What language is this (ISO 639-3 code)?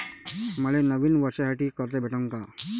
mar